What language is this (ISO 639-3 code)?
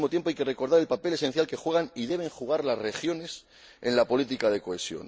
spa